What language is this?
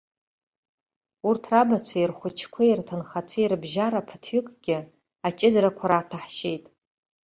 Abkhazian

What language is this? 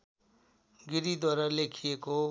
Nepali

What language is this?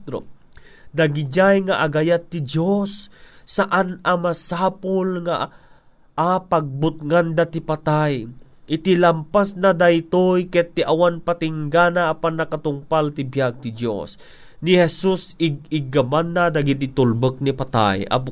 Filipino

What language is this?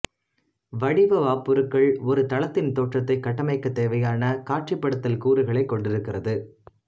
Tamil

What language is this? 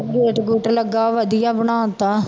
Punjabi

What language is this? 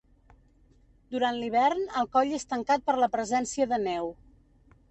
Catalan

